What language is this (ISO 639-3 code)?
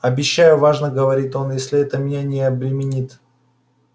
rus